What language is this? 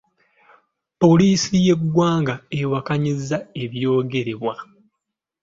Ganda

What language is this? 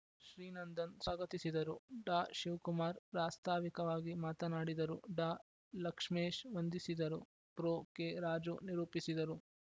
Kannada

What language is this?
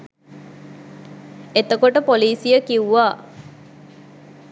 Sinhala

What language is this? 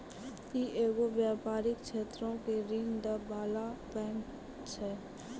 Maithili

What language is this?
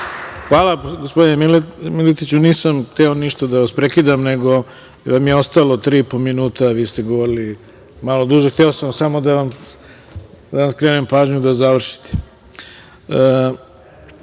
Serbian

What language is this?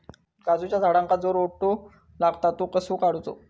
Marathi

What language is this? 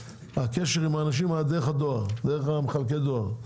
Hebrew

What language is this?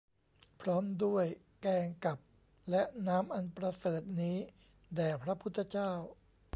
Thai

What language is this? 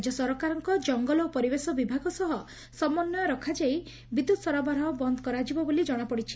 Odia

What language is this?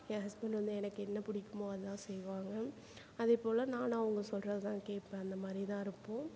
Tamil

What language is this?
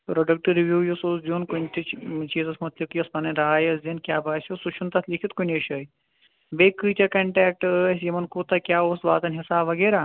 Kashmiri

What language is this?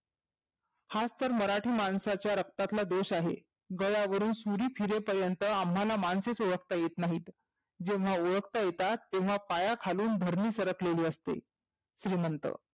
Marathi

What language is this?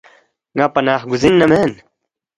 Balti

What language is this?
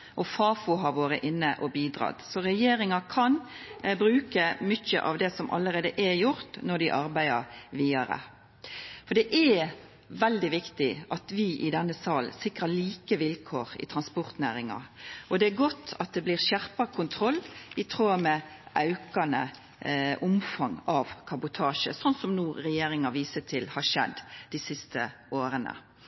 Norwegian Nynorsk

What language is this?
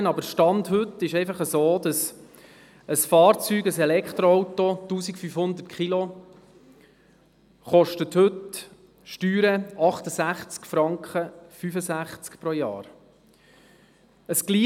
Swiss German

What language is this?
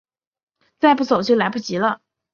Chinese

